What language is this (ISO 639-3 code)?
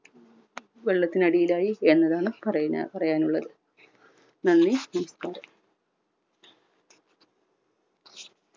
mal